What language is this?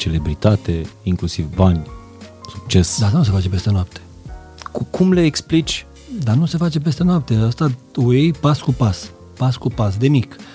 Romanian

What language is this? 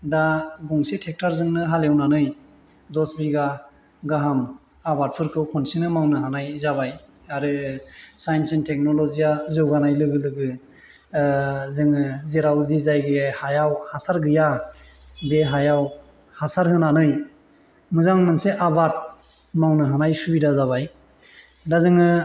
Bodo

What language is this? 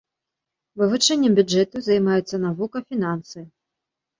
Belarusian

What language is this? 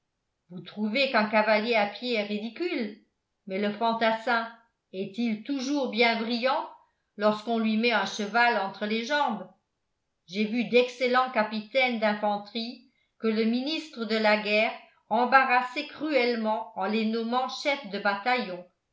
French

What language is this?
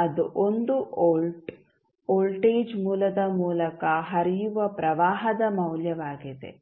Kannada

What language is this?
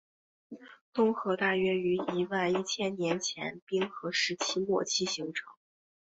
Chinese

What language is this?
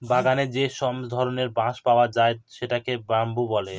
Bangla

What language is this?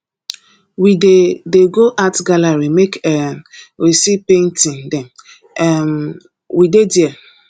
Nigerian Pidgin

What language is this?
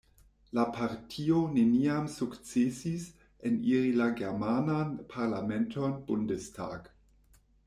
Esperanto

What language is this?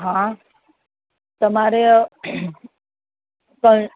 Gujarati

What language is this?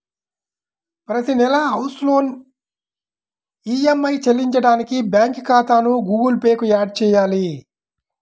Telugu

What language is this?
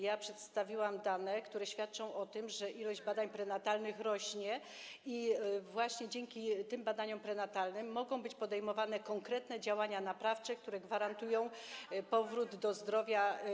Polish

